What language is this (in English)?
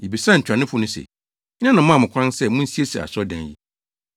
Akan